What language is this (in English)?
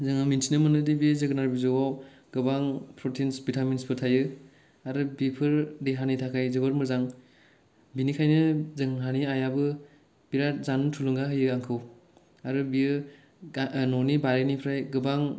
Bodo